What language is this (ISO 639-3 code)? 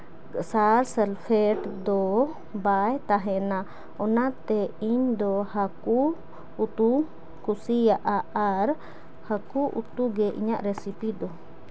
sat